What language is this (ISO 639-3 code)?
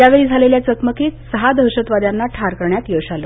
mar